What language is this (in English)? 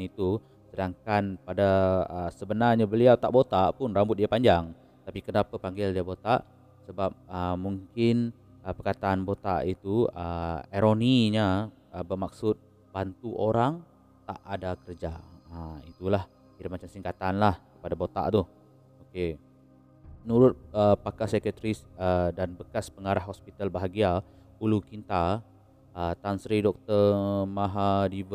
Malay